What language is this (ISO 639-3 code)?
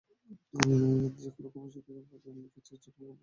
ben